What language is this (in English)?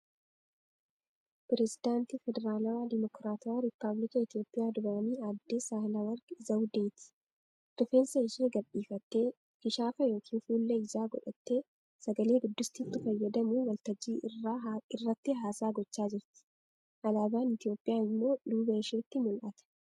Oromo